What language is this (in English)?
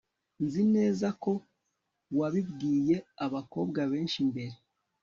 Kinyarwanda